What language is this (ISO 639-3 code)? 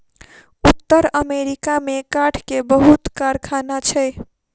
mai